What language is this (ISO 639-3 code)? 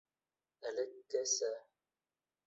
bak